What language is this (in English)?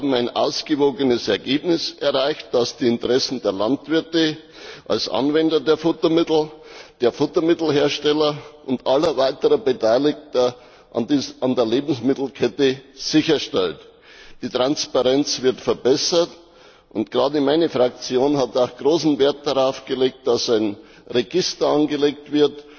German